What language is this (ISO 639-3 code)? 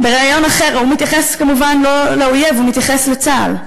heb